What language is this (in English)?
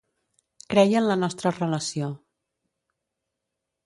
Catalan